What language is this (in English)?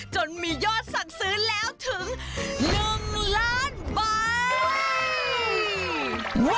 Thai